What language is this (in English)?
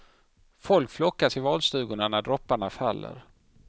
Swedish